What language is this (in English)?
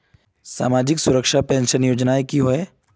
Magahi